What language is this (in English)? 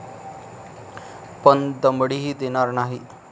Marathi